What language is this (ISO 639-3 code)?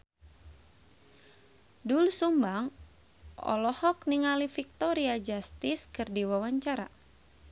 sun